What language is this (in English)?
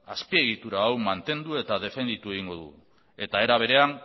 Basque